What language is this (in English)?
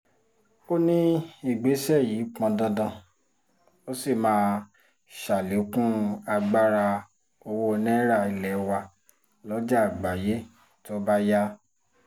Yoruba